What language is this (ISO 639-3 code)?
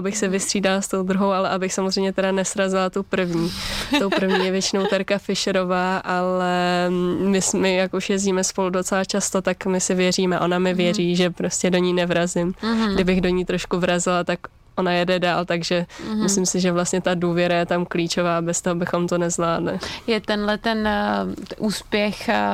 ces